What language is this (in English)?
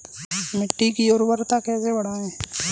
Hindi